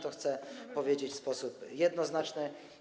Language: Polish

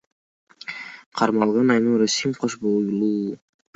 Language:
Kyrgyz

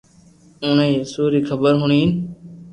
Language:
Loarki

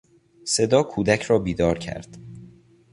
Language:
Persian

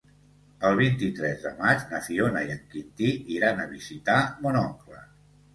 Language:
Catalan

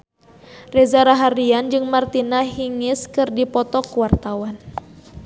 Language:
Sundanese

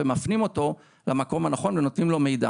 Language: Hebrew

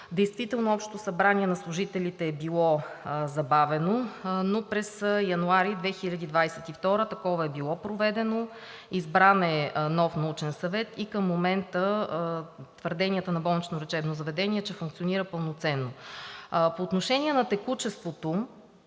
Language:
Bulgarian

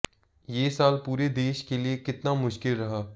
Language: Hindi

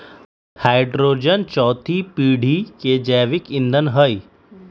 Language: Magahi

